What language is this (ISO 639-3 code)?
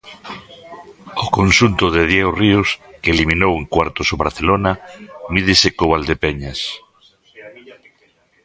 glg